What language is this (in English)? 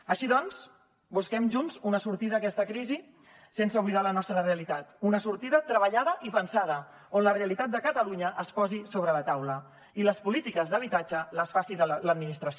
Catalan